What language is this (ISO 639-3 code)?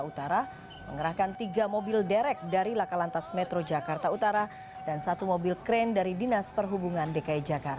ind